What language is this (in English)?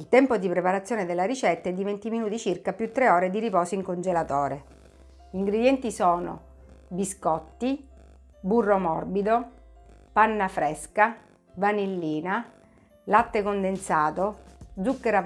Italian